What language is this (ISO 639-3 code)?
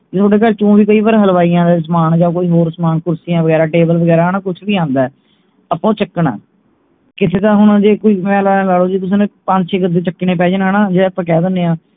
pan